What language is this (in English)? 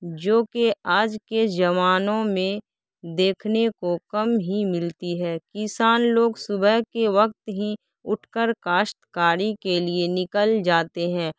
Urdu